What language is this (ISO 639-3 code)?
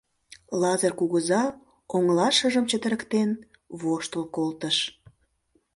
chm